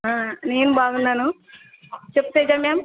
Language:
Telugu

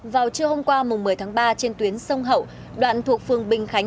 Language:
Vietnamese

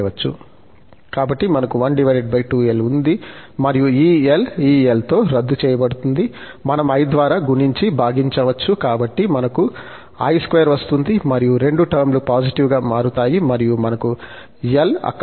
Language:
Telugu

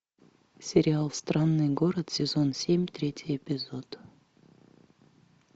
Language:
Russian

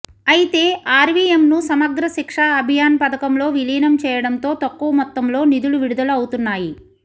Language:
Telugu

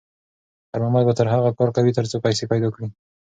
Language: Pashto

